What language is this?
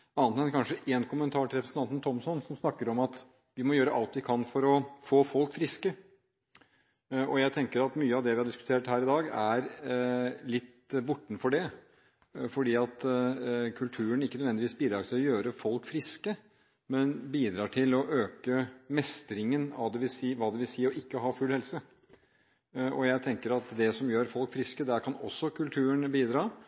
Norwegian Bokmål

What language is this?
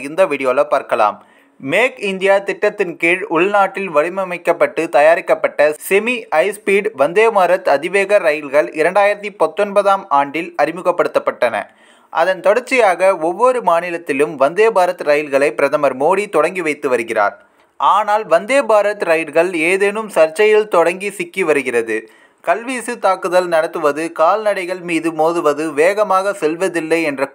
Arabic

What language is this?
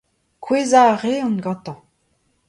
Breton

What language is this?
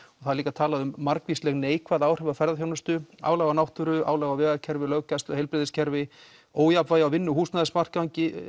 Icelandic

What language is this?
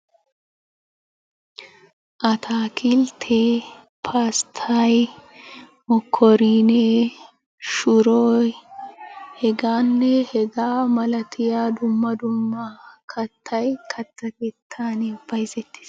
Wolaytta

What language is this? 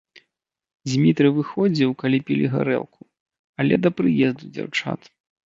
Belarusian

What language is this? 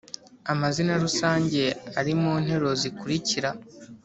Kinyarwanda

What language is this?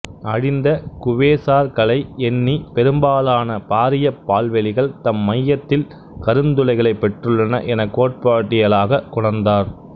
Tamil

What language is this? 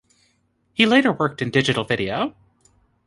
English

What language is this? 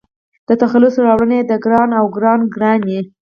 Pashto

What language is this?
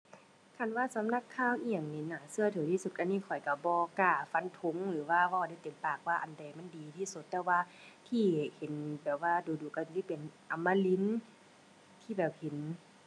Thai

